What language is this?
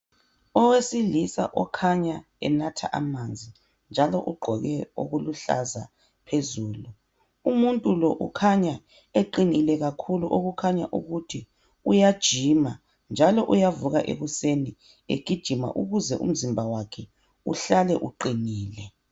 North Ndebele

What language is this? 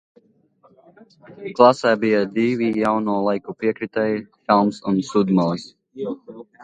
Latvian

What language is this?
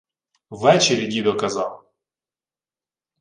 Ukrainian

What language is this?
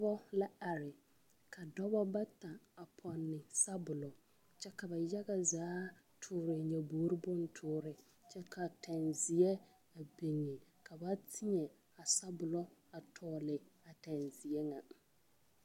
Southern Dagaare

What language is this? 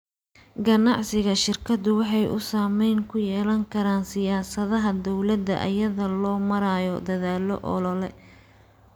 Somali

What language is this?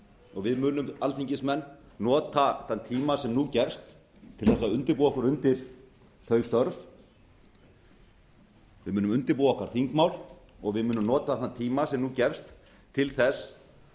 Icelandic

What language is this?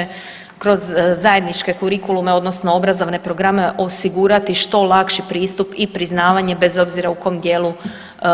Croatian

